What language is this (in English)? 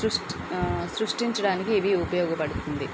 Telugu